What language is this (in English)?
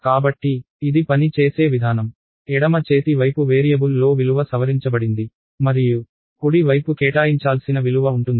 Telugu